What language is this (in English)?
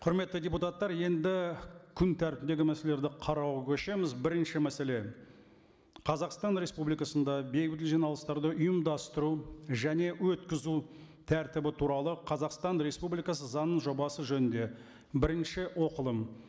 Kazakh